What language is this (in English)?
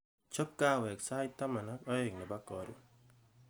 Kalenjin